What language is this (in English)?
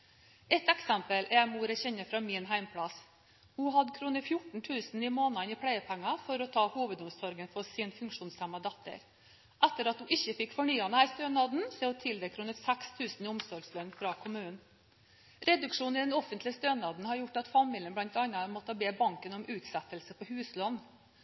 Norwegian Bokmål